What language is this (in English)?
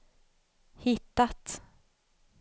Swedish